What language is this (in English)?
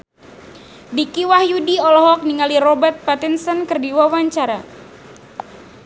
Sundanese